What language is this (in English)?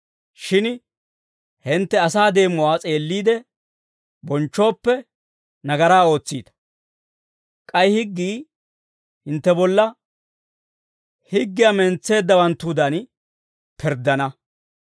Dawro